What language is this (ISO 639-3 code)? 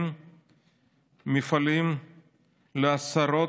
heb